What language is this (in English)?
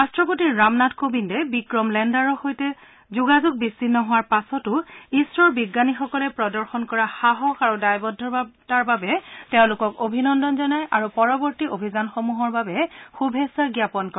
Assamese